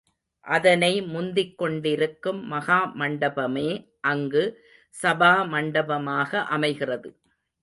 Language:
Tamil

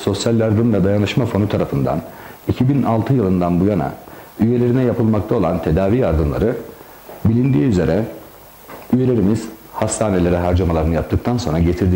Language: Turkish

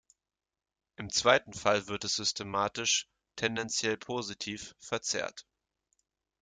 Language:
German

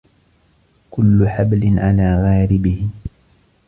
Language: Arabic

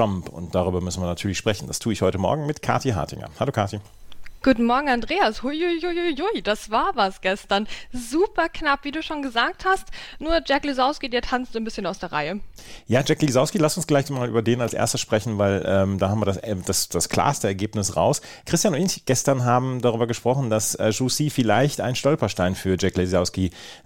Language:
German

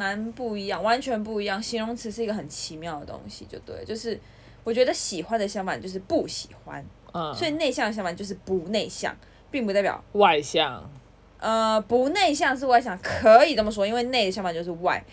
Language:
Chinese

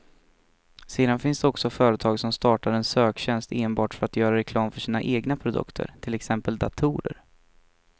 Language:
Swedish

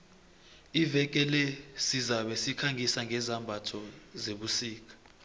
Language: South Ndebele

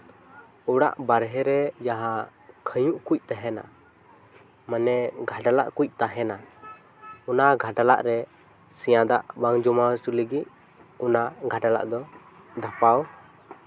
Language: Santali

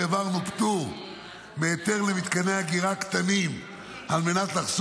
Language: Hebrew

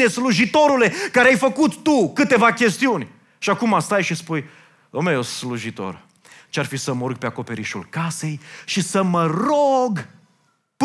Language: Romanian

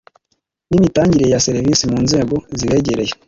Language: Kinyarwanda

